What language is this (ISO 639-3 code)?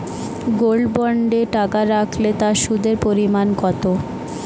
ben